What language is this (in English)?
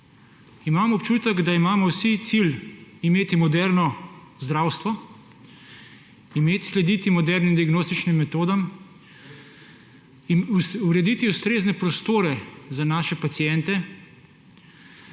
Slovenian